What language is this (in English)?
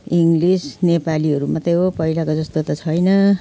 Nepali